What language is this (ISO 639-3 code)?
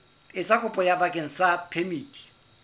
sot